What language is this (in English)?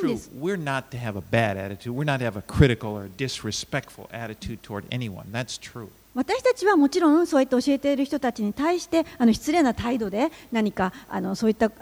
Japanese